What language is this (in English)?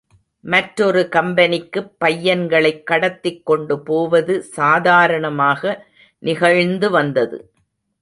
Tamil